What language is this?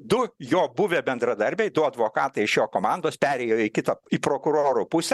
Lithuanian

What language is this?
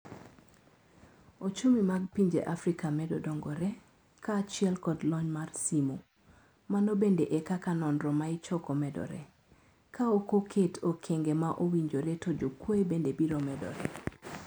Luo (Kenya and Tanzania)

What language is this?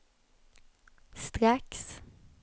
Swedish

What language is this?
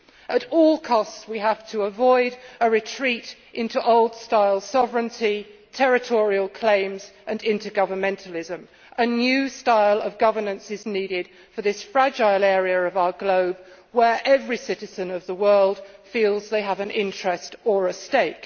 English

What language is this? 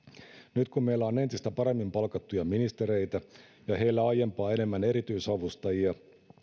Finnish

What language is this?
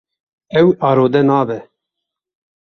Kurdish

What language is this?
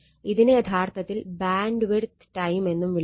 Malayalam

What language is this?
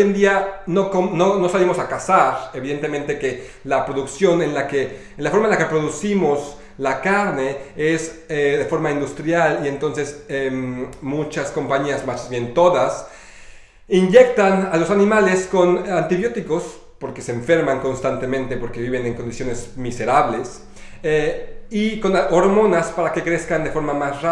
Spanish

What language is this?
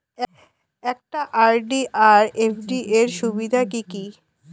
Bangla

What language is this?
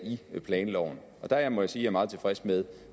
Danish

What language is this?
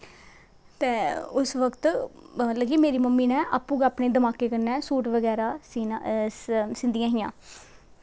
Dogri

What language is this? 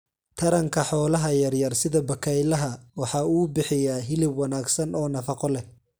Somali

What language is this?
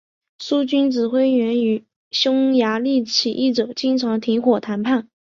Chinese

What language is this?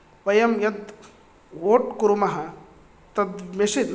Sanskrit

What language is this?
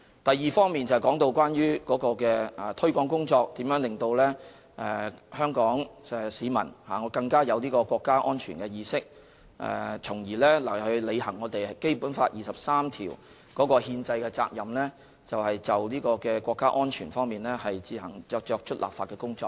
Cantonese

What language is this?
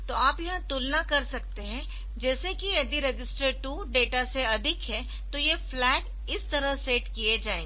Hindi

